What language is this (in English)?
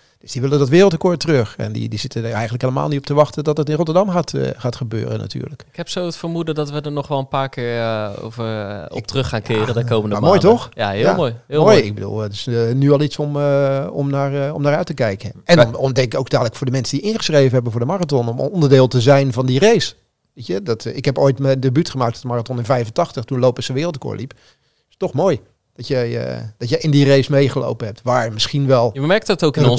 Dutch